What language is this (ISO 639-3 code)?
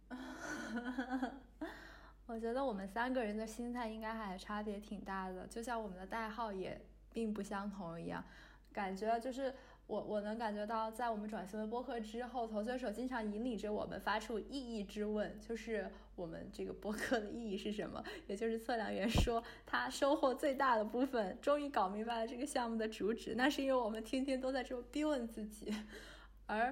zho